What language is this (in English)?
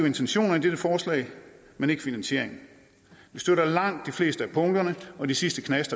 Danish